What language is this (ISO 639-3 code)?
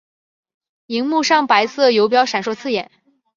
zho